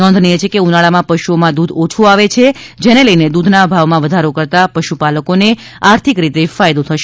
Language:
Gujarati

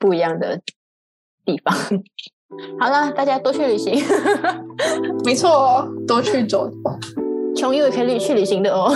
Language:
Chinese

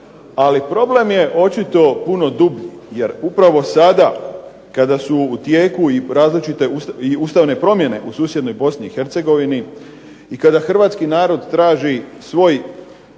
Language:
Croatian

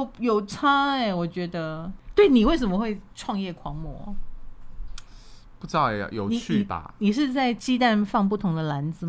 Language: Chinese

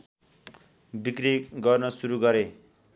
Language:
Nepali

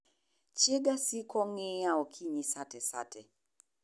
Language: Luo (Kenya and Tanzania)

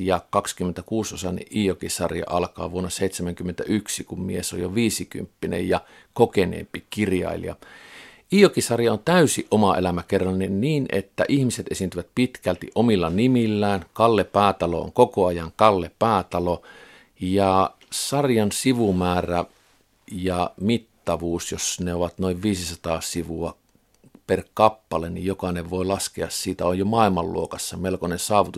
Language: Finnish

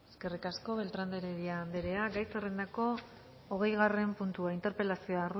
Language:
Basque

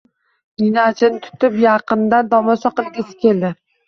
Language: Uzbek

